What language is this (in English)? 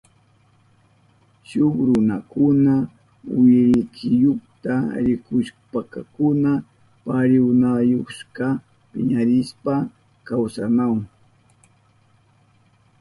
Southern Pastaza Quechua